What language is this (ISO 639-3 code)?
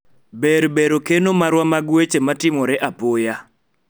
luo